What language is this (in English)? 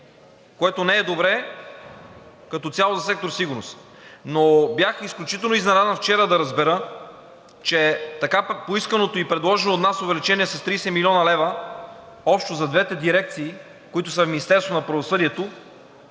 Bulgarian